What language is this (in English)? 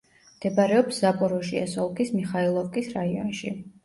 Georgian